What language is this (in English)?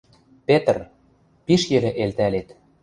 Western Mari